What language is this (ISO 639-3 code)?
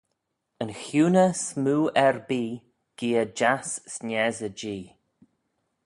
glv